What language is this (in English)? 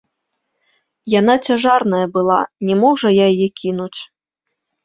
Belarusian